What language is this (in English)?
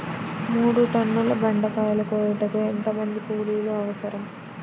Telugu